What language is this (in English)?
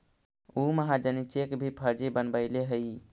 Magahi